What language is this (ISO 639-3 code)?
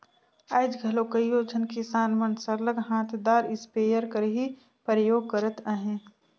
hne